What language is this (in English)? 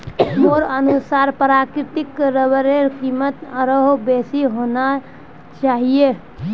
Magahi